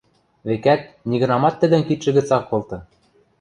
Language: Western Mari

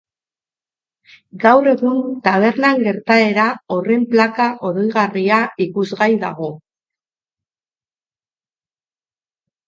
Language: Basque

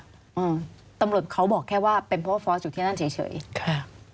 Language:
Thai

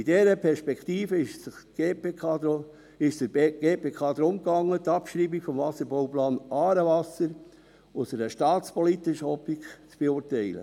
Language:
Swiss German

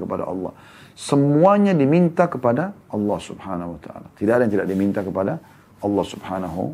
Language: Indonesian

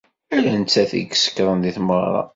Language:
Kabyle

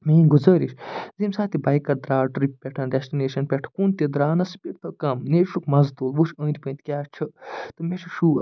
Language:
Kashmiri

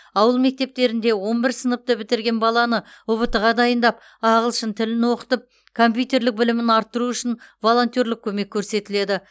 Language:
Kazakh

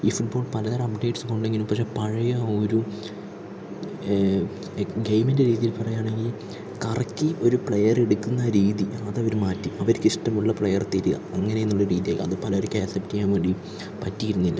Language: Malayalam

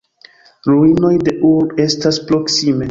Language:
Esperanto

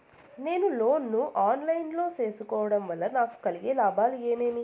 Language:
Telugu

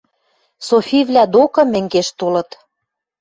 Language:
Western Mari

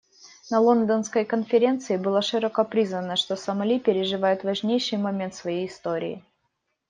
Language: Russian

